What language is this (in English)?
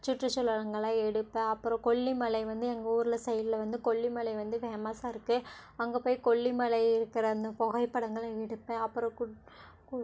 Tamil